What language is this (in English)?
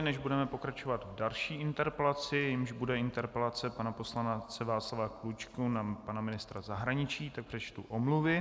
Czech